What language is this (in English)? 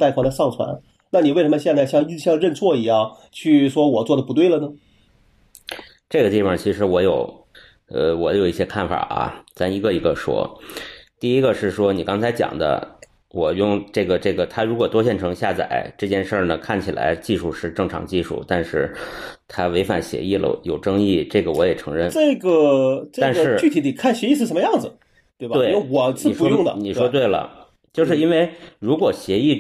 Chinese